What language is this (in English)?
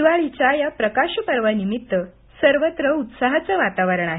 Marathi